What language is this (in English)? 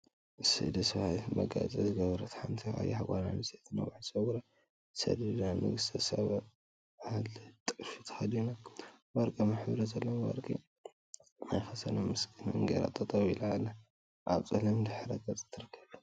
Tigrinya